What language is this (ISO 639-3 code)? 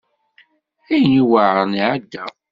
kab